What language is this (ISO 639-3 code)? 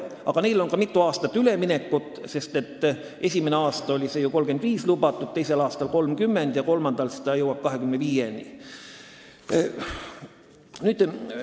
est